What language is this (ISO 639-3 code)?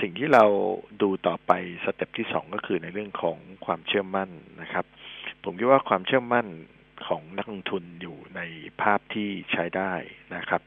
tha